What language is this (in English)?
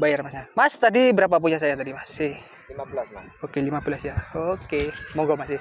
Indonesian